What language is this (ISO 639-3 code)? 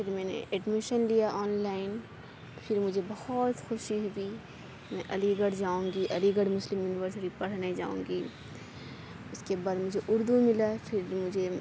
urd